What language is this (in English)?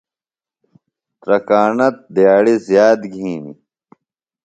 Phalura